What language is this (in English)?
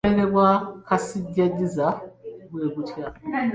Ganda